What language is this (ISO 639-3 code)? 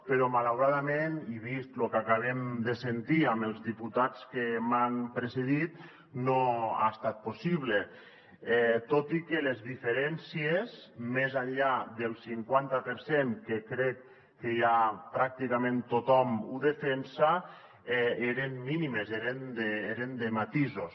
cat